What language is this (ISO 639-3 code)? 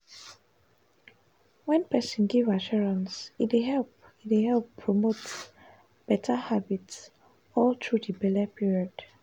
pcm